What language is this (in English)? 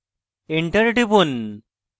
Bangla